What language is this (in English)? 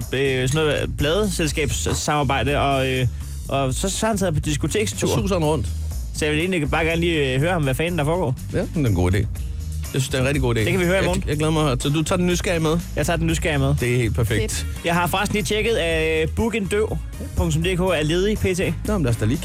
Danish